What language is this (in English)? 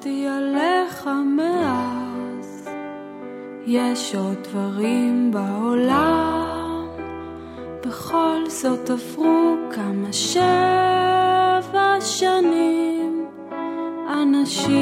Hebrew